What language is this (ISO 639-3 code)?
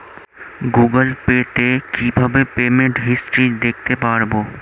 ben